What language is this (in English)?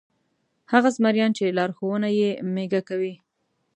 Pashto